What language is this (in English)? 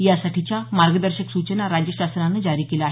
Marathi